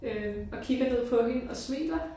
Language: Danish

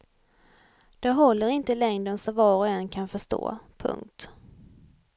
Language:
Swedish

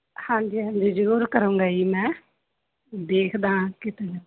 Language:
Punjabi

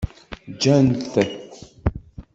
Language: Kabyle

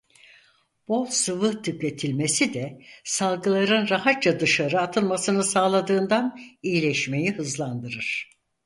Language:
Turkish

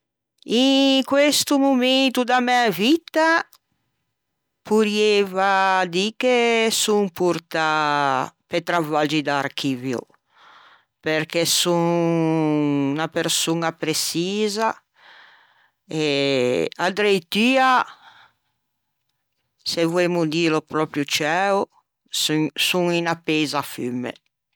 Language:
Ligurian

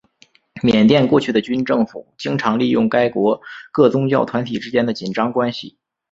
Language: Chinese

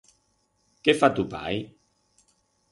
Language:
Aragonese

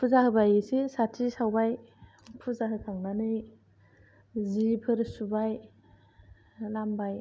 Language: Bodo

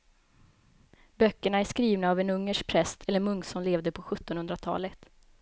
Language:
Swedish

